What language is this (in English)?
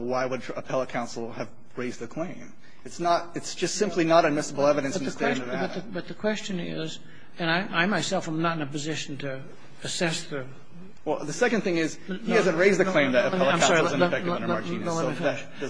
English